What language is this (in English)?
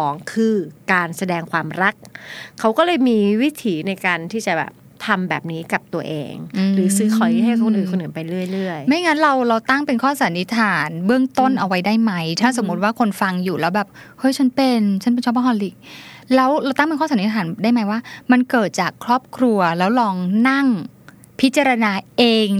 Thai